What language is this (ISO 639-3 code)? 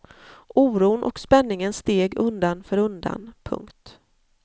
swe